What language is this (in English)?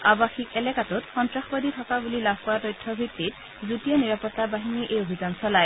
Assamese